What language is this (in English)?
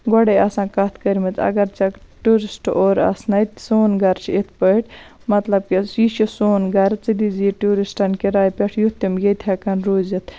Kashmiri